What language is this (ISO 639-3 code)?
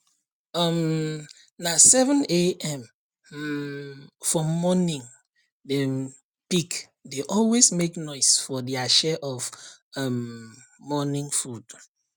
pcm